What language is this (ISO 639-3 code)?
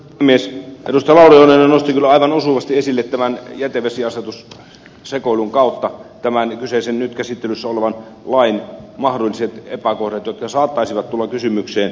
fin